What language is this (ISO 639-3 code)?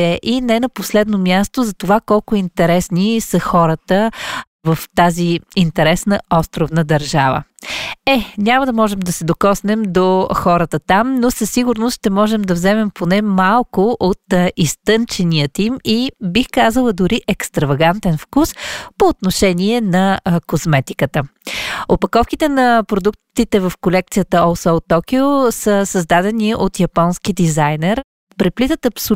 bul